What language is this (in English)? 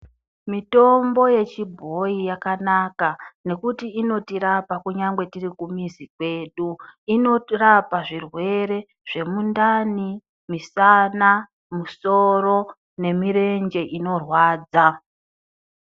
Ndau